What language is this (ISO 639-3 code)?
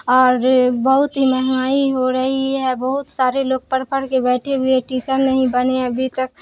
urd